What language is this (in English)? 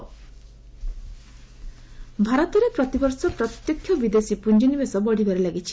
Odia